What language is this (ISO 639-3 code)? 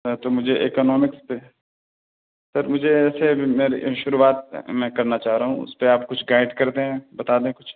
urd